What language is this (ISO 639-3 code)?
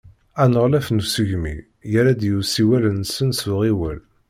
kab